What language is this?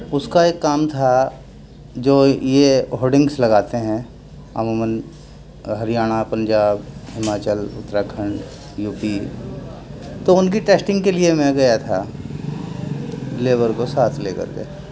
Urdu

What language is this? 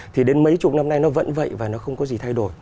Vietnamese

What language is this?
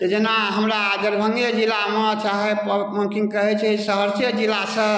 Maithili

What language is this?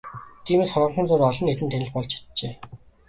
Mongolian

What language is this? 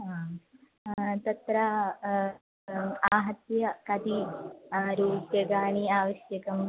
Sanskrit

